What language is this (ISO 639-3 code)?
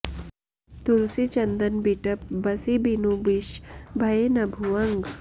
san